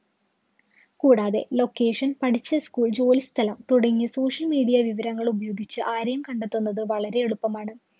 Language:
Malayalam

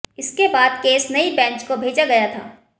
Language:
Hindi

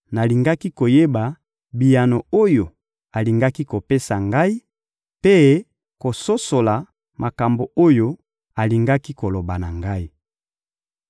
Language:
Lingala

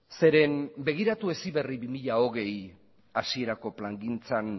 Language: Basque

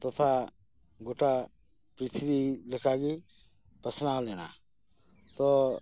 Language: Santali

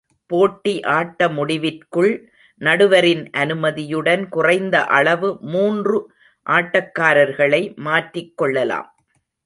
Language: Tamil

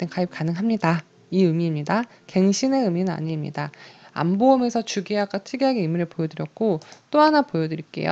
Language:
Korean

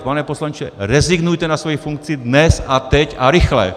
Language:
Czech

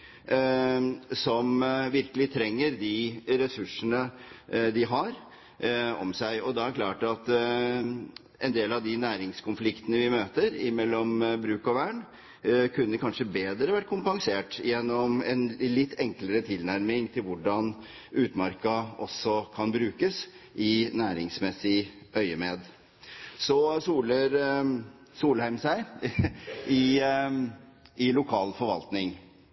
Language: Norwegian Bokmål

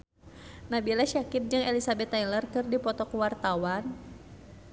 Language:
Sundanese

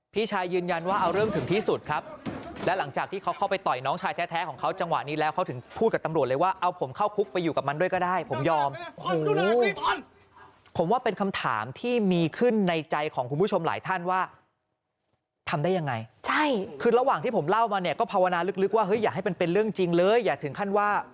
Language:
Thai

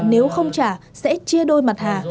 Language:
Vietnamese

